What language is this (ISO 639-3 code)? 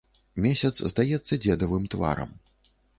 bel